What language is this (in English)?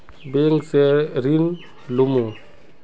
Magahi